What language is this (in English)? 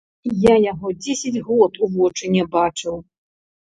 Belarusian